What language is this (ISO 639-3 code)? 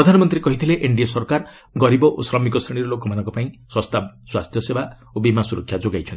ori